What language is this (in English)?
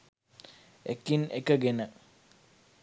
Sinhala